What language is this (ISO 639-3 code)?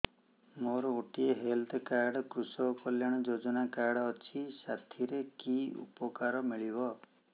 ori